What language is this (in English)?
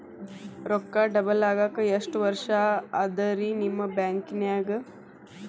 Kannada